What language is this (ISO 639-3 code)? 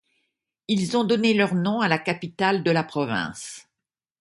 fra